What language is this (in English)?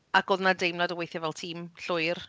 Welsh